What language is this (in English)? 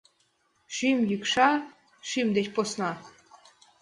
Mari